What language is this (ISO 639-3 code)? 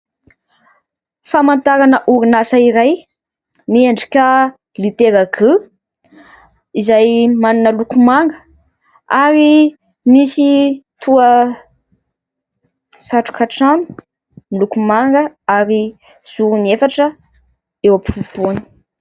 mlg